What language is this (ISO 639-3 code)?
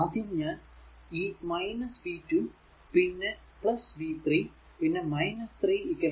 mal